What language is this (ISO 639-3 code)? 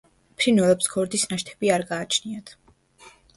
kat